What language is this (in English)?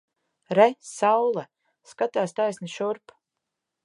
Latvian